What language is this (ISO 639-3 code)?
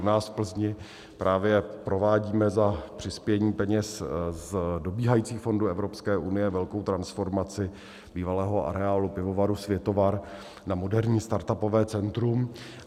ces